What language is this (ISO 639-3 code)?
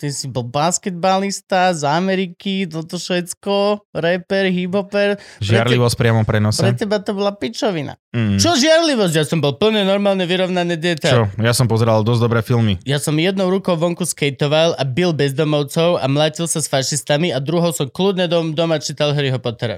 slk